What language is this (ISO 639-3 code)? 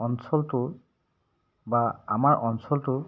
asm